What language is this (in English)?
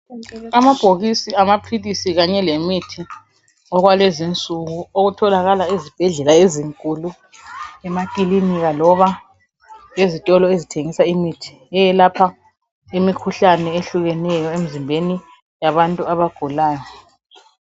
North Ndebele